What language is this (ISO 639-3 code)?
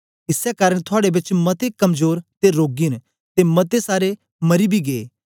doi